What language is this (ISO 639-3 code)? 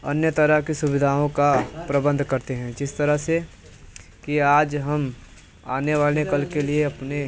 hin